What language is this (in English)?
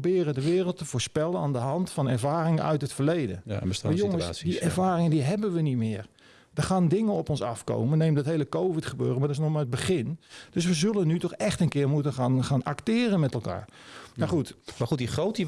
Dutch